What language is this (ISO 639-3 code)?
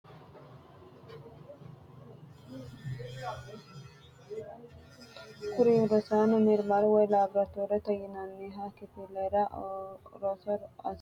sid